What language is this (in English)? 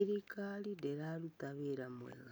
Kikuyu